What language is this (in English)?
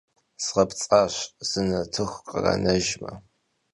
Kabardian